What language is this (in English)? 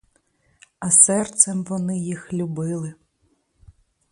Ukrainian